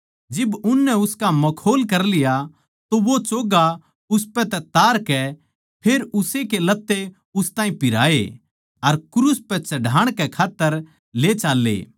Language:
Haryanvi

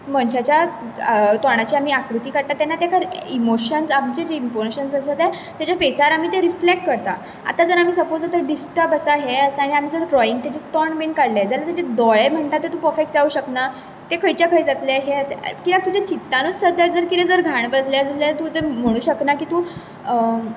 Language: Konkani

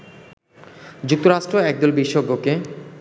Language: Bangla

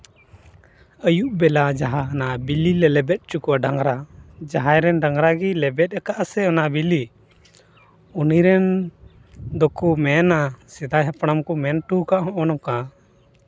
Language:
Santali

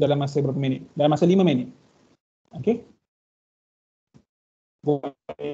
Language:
Malay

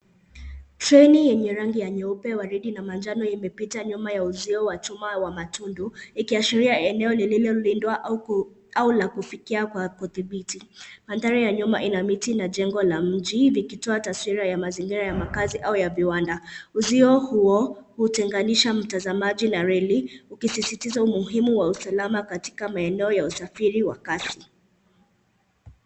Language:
Swahili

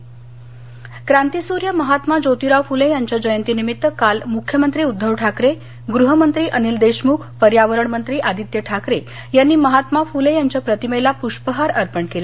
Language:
Marathi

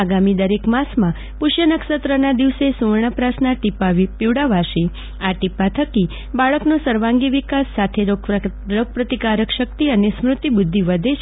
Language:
Gujarati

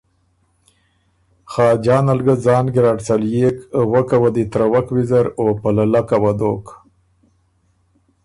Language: Ormuri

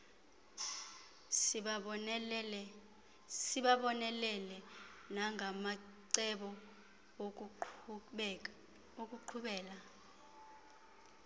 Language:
Xhosa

